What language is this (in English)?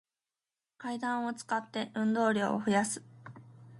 Japanese